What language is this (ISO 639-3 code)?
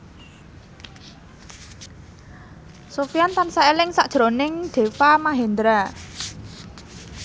jav